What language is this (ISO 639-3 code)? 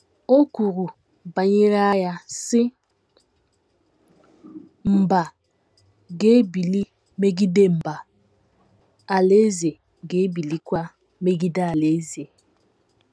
ibo